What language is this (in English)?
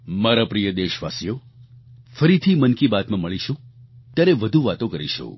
Gujarati